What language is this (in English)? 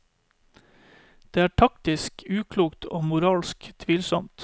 Norwegian